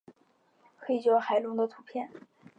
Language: Chinese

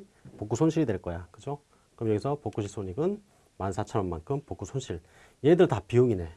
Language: Korean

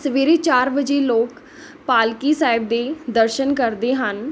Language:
Punjabi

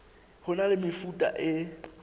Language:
Southern Sotho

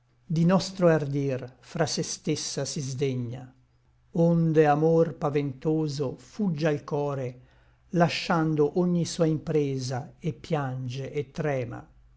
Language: Italian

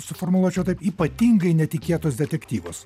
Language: Lithuanian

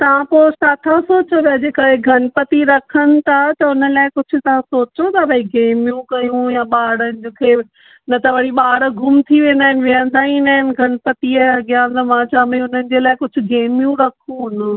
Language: Sindhi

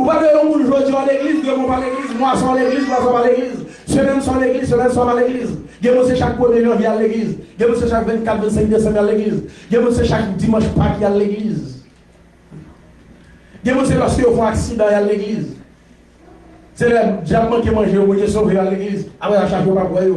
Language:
French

